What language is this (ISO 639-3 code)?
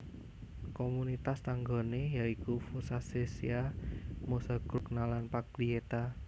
jav